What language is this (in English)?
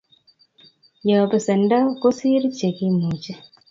Kalenjin